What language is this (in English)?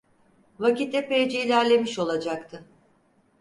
Turkish